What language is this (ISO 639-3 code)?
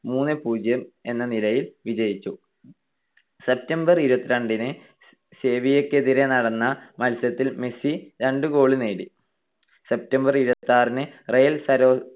mal